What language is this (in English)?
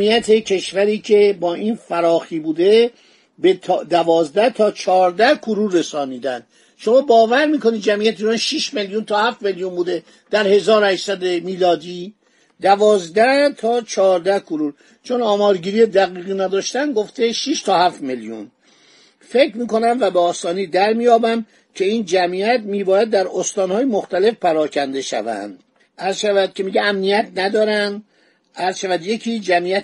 Persian